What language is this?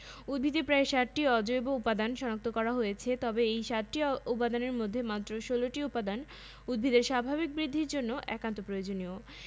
Bangla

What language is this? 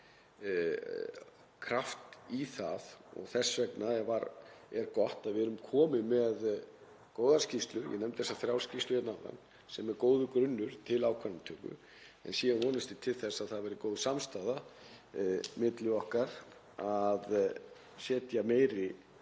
Icelandic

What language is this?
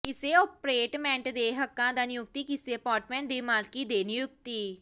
Punjabi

